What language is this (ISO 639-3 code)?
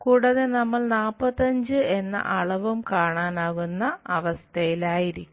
mal